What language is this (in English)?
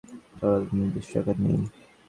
Bangla